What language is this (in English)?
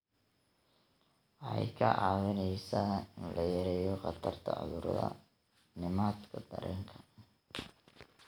Somali